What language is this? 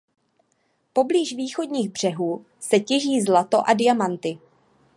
Czech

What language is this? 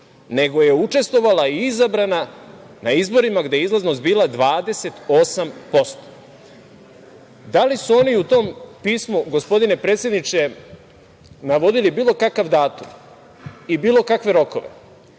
Serbian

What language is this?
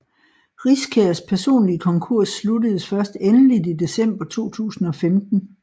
Danish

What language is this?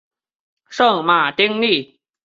Chinese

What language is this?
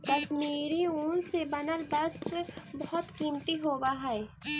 Magahi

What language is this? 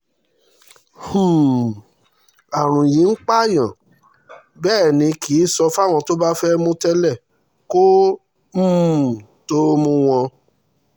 Yoruba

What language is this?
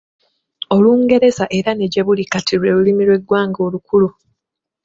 Ganda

